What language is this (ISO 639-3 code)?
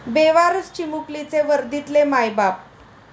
mar